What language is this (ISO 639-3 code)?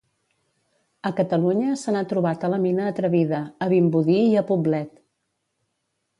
cat